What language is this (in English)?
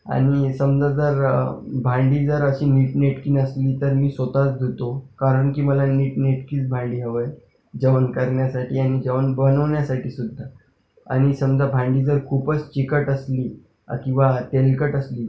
Marathi